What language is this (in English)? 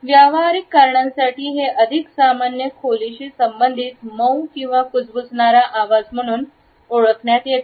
Marathi